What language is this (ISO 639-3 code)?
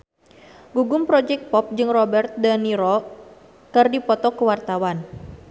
sun